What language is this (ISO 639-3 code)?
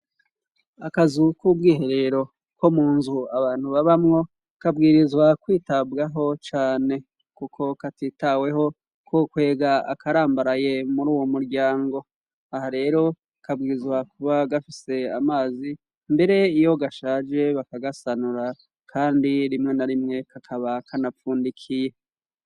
run